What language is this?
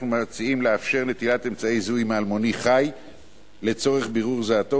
Hebrew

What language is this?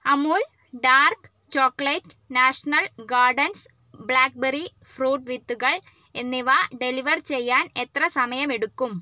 Malayalam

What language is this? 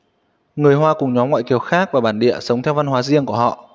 Vietnamese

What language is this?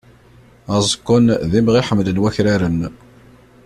Kabyle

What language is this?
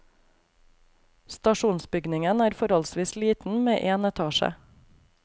Norwegian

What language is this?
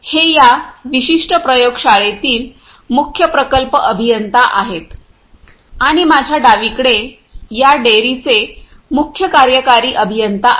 Marathi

